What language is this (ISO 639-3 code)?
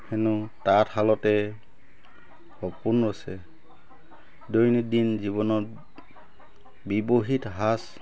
asm